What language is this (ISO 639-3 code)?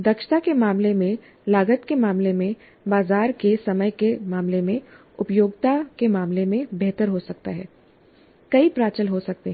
hin